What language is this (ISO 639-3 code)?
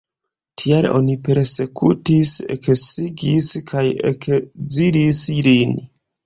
epo